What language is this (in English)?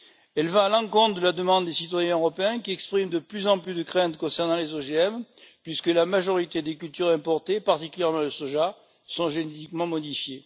French